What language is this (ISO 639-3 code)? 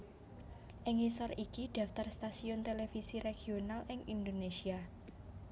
jav